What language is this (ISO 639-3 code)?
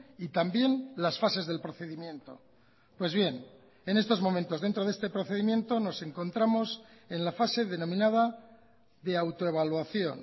spa